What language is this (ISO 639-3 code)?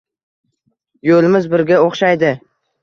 uzb